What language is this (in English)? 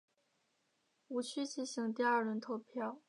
Chinese